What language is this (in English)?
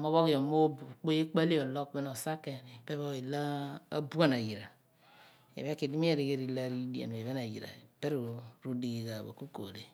Abua